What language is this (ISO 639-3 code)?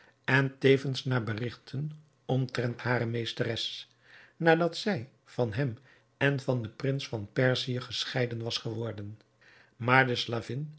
nld